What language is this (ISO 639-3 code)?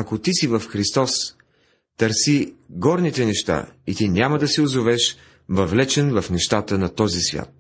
bul